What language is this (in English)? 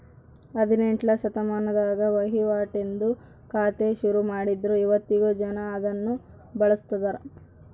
Kannada